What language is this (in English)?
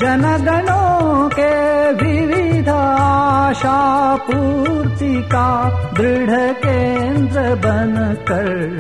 Kannada